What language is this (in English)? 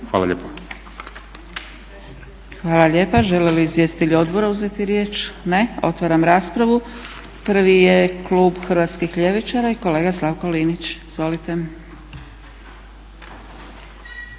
Croatian